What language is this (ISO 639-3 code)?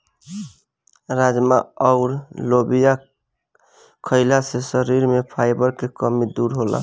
bho